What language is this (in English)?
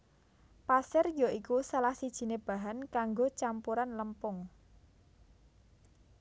Javanese